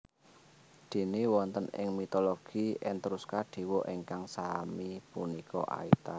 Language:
Javanese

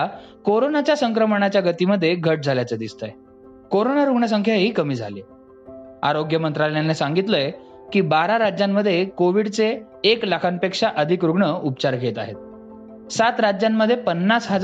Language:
Marathi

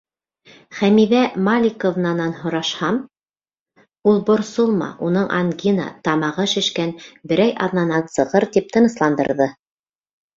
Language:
Bashkir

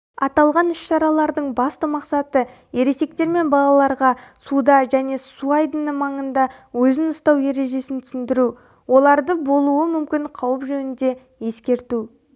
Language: Kazakh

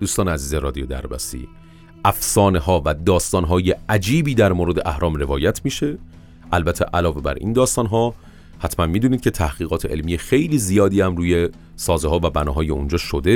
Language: Persian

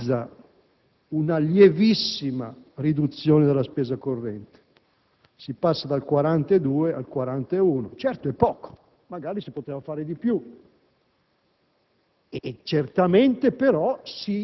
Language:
Italian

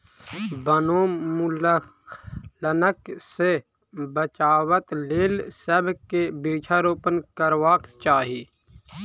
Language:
Maithili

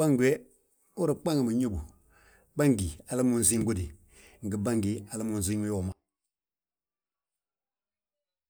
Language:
Balanta-Ganja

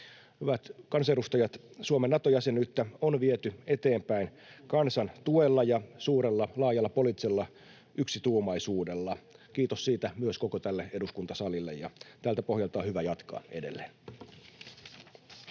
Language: Finnish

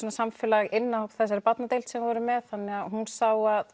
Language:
Icelandic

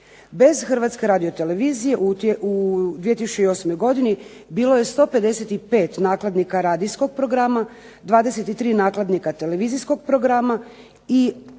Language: Croatian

